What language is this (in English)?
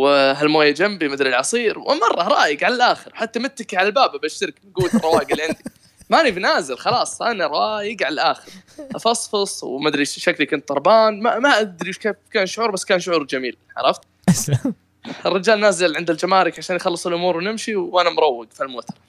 Arabic